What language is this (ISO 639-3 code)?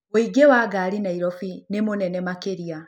kik